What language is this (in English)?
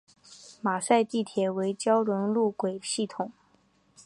Chinese